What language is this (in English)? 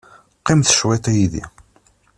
Kabyle